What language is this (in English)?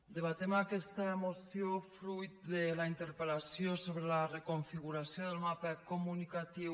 Catalan